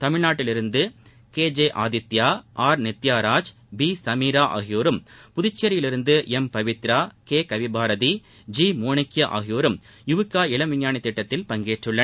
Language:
Tamil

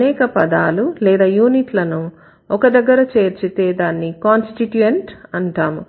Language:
Telugu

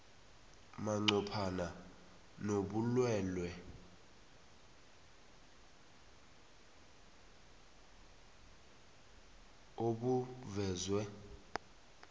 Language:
South Ndebele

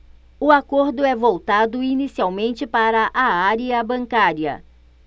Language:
Portuguese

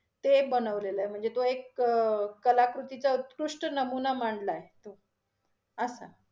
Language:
Marathi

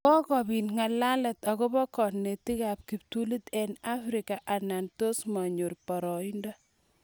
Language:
Kalenjin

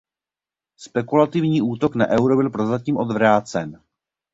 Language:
Czech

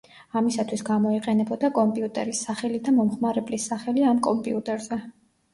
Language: Georgian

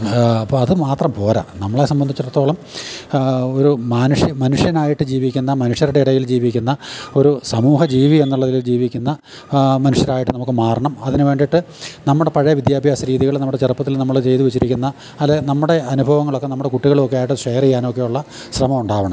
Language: Malayalam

